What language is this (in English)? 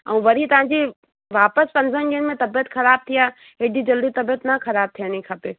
Sindhi